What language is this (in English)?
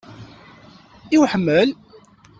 Kabyle